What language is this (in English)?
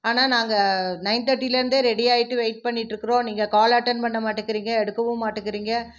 Tamil